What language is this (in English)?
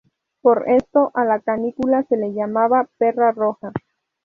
Spanish